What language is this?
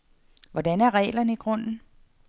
Danish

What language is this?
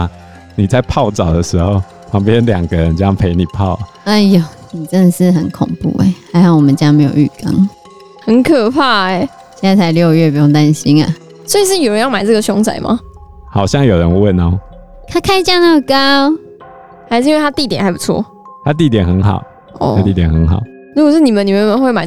Chinese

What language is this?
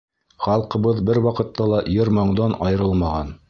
Bashkir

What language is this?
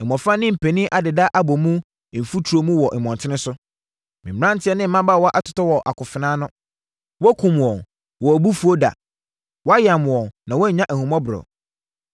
Akan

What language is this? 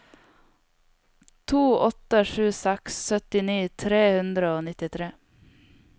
Norwegian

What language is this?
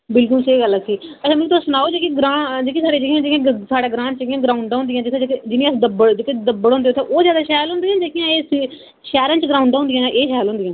Dogri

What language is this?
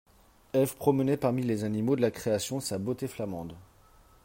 French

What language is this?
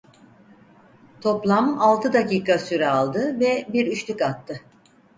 Turkish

